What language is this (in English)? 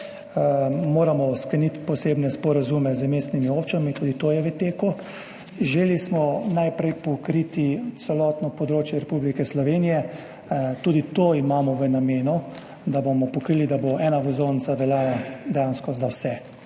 Slovenian